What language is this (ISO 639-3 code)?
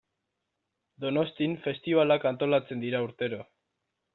eus